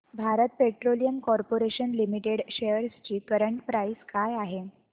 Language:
Marathi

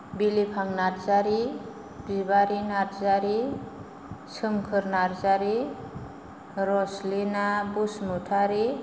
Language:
Bodo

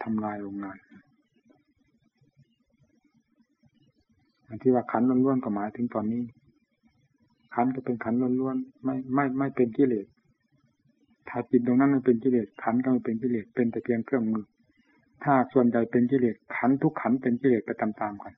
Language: Thai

